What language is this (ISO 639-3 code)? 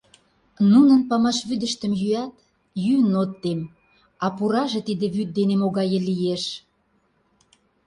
chm